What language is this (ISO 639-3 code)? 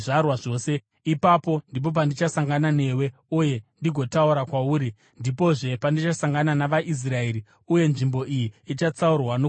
sna